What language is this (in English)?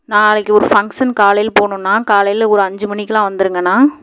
Tamil